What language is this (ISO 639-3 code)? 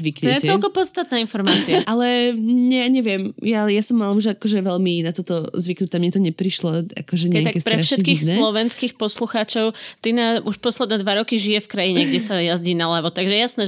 slk